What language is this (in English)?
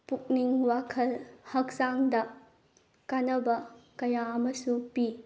Manipuri